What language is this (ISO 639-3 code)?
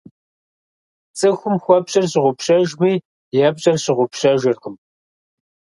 kbd